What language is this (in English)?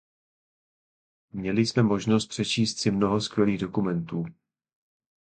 Czech